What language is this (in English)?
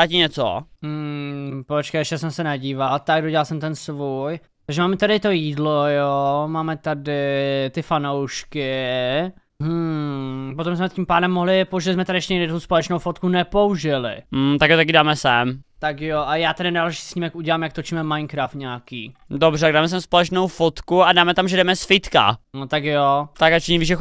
Czech